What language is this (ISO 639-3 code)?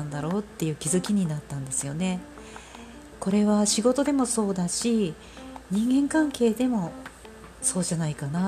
jpn